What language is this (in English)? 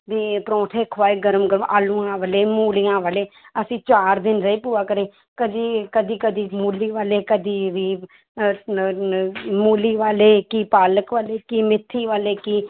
Punjabi